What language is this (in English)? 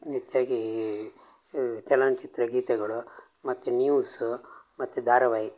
Kannada